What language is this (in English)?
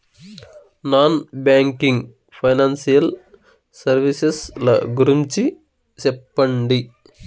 Telugu